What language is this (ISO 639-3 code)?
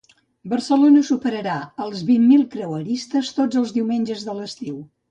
cat